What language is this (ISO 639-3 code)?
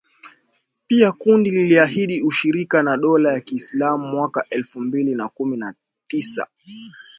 swa